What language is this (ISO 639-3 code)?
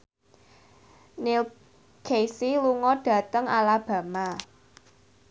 jav